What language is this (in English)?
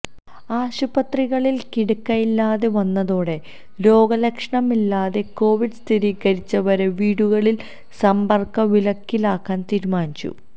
Malayalam